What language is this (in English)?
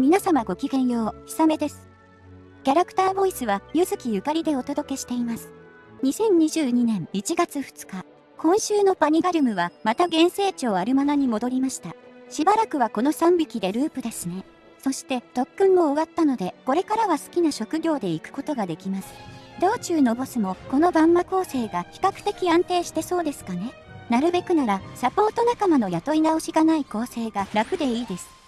Japanese